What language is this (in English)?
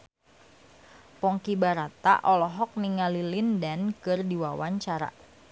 Sundanese